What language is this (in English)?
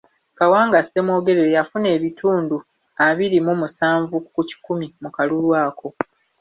Ganda